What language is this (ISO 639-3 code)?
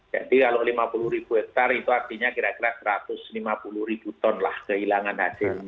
ind